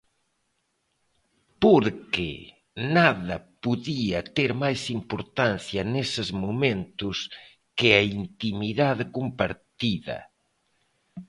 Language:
Galician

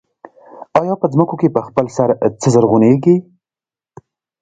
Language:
Pashto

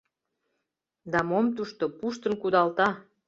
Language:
Mari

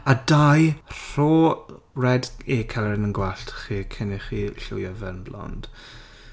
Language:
Welsh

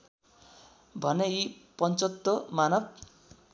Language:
Nepali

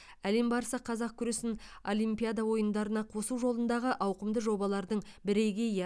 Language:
Kazakh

